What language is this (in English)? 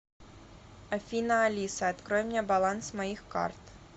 Russian